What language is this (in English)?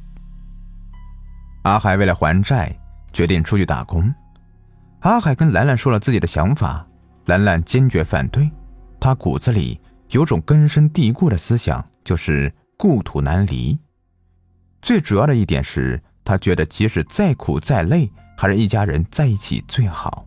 Chinese